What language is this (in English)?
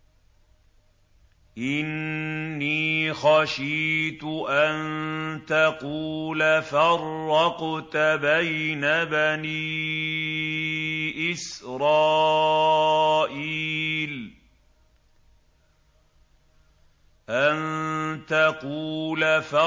Arabic